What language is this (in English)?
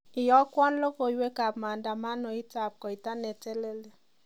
Kalenjin